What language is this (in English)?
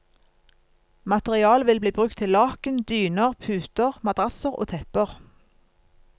Norwegian